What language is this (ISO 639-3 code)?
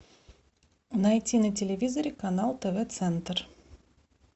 rus